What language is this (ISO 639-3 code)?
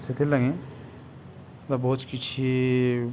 ori